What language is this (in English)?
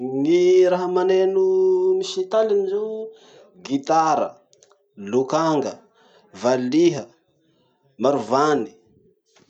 Masikoro Malagasy